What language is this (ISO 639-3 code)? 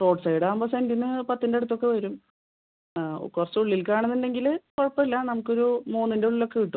mal